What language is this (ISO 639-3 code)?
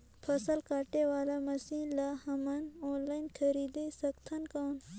hne